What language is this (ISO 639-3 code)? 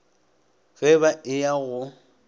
nso